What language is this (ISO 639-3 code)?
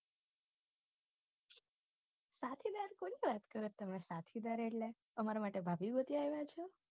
guj